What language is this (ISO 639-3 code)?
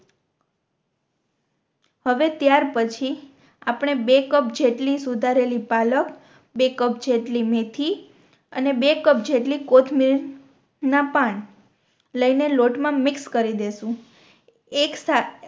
guj